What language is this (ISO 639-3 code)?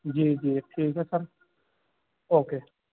urd